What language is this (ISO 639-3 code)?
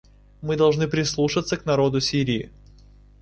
rus